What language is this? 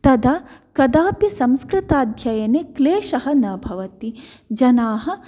Sanskrit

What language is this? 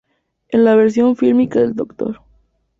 Spanish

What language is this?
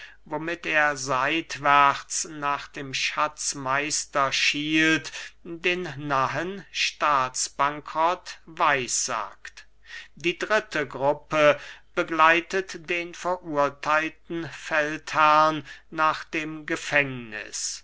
German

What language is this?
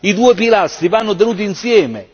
Italian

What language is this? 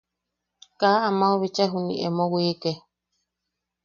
Yaqui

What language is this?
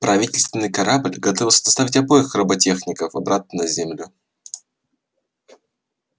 Russian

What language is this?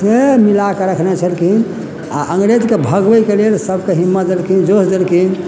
Maithili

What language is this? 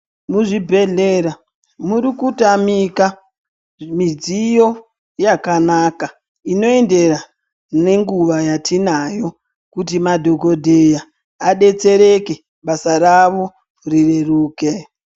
Ndau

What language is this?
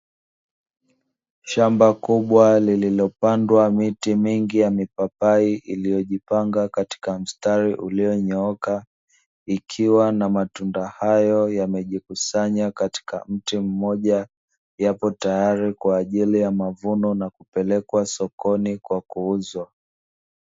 Swahili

